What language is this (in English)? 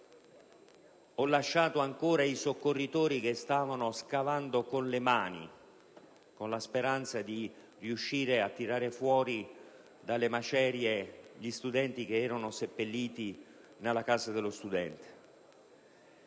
Italian